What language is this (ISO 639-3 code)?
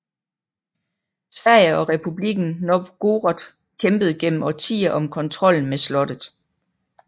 dan